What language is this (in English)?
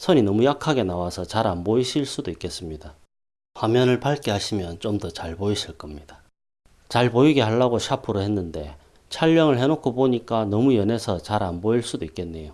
Korean